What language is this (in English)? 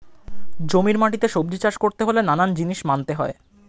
Bangla